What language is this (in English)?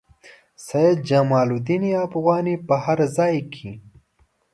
Pashto